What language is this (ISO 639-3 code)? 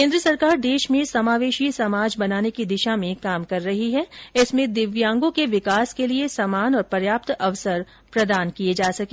hin